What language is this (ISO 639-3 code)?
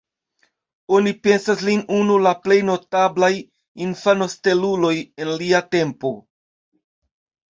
epo